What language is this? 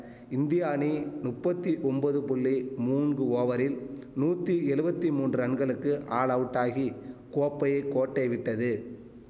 Tamil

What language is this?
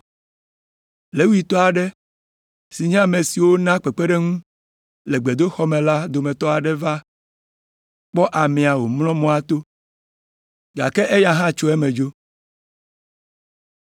Ewe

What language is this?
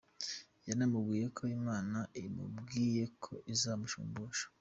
Kinyarwanda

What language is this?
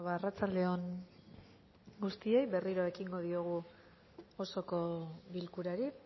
Basque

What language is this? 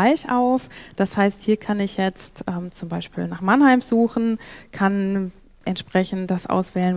German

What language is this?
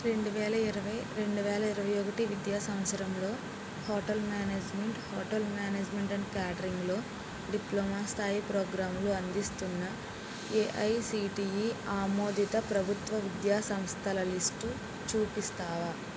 Telugu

